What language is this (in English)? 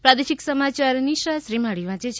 Gujarati